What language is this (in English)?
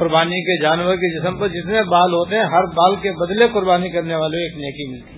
Urdu